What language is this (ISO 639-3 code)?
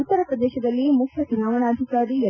kan